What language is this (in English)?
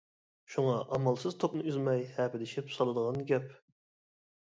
Uyghur